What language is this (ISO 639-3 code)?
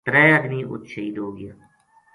gju